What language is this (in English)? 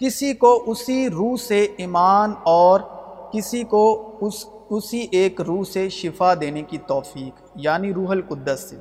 Urdu